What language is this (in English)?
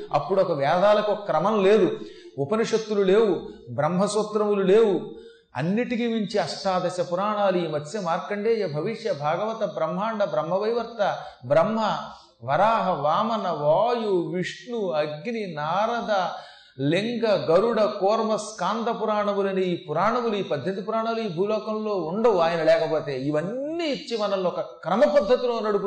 Telugu